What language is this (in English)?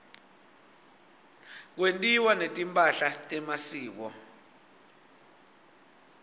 Swati